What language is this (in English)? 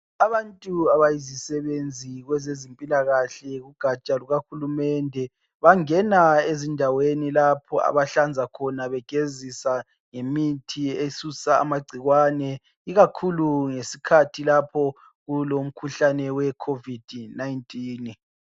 North Ndebele